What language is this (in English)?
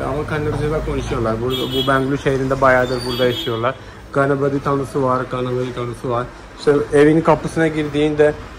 Turkish